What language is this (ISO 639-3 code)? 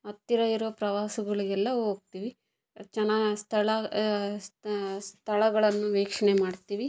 kan